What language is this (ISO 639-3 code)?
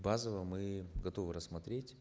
kaz